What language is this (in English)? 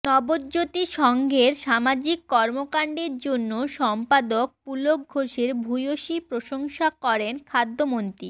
Bangla